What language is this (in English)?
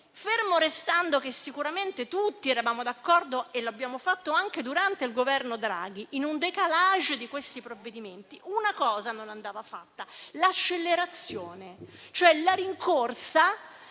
Italian